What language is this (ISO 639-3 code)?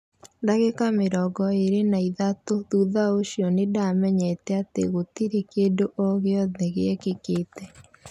kik